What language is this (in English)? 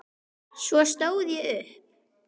Icelandic